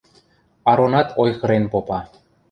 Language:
Western Mari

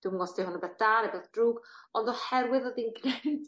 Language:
Welsh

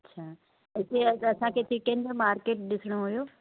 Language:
Sindhi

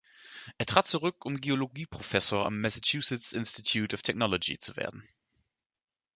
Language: German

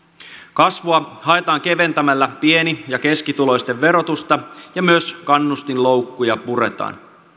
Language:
Finnish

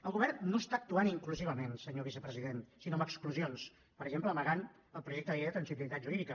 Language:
Catalan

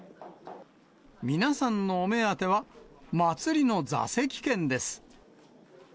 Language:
Japanese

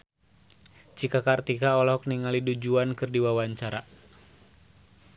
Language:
Sundanese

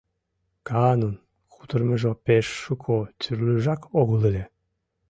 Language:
Mari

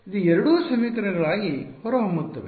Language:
Kannada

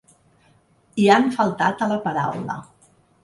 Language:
Catalan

